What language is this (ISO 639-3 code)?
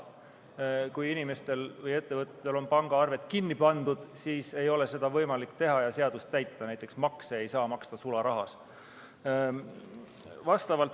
est